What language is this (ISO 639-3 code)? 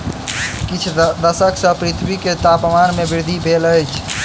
mai